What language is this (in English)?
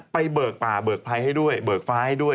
Thai